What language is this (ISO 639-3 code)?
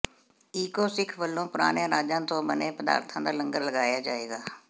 pan